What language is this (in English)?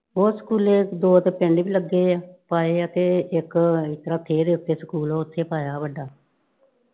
Punjabi